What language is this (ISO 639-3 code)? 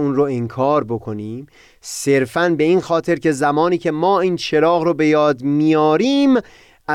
fas